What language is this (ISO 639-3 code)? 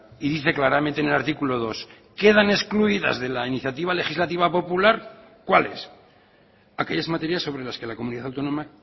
spa